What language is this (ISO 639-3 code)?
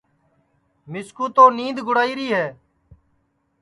ssi